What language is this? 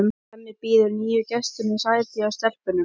Icelandic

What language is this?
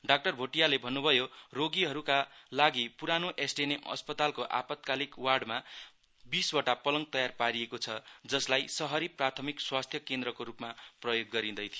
Nepali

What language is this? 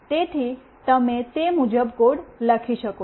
Gujarati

